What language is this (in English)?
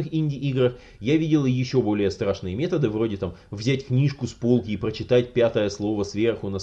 Russian